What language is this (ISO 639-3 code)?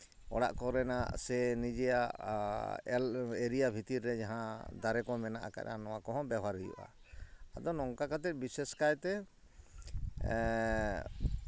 sat